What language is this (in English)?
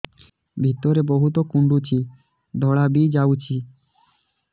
Odia